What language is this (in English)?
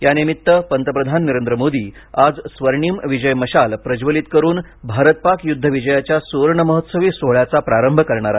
Marathi